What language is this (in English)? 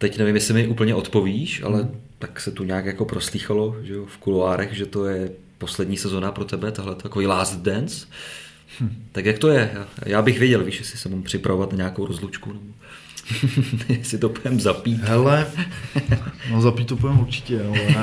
Czech